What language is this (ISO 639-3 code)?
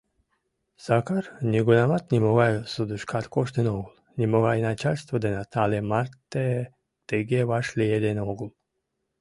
chm